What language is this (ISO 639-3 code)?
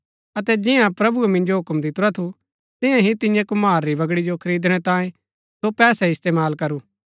gbk